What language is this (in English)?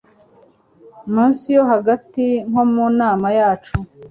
Kinyarwanda